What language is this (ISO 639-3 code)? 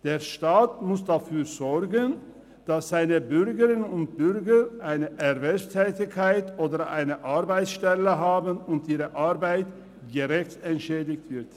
gsw